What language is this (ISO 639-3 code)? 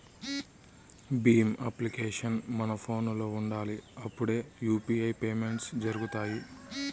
tel